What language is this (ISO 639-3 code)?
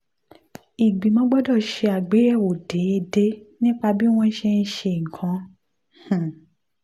yor